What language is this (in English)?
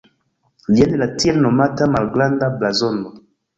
Esperanto